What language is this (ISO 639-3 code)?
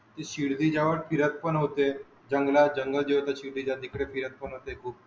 mar